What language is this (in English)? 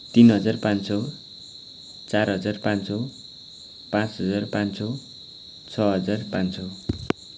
Nepali